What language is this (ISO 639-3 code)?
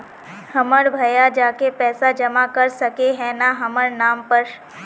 mag